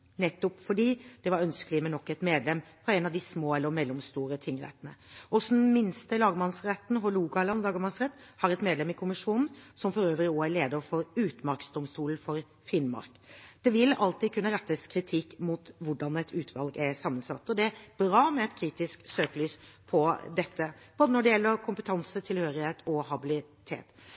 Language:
Norwegian Bokmål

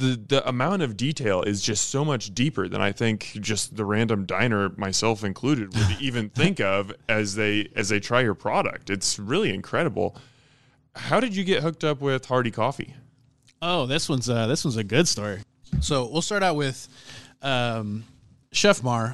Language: English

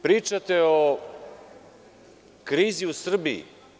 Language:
Serbian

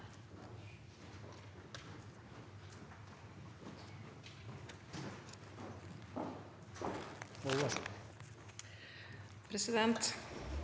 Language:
Norwegian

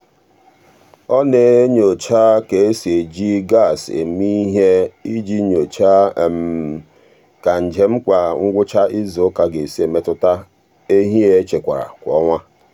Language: Igbo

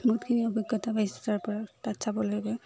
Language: Assamese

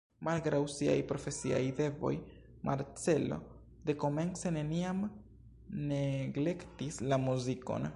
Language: Esperanto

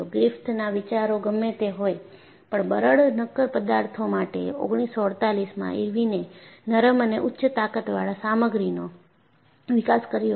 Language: Gujarati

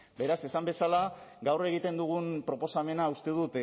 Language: Basque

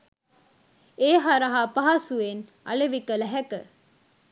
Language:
Sinhala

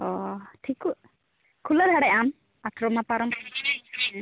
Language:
Santali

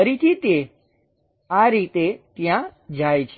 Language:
Gujarati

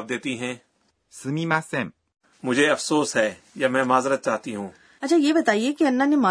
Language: Urdu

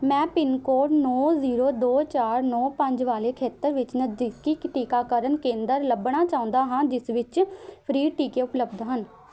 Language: Punjabi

